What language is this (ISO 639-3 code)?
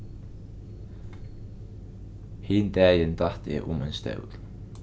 fao